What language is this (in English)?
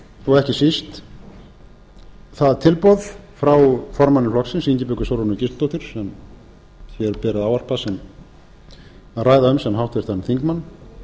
Icelandic